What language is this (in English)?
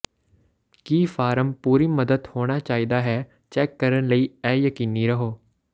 Punjabi